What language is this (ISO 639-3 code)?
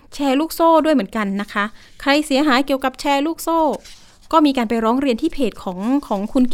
tha